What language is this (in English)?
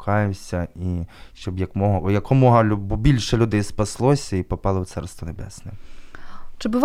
Ukrainian